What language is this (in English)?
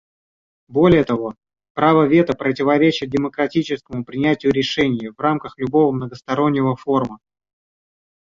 Russian